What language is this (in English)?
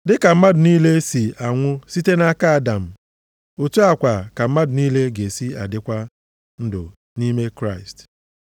Igbo